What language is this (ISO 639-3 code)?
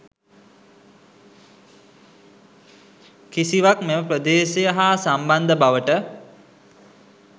sin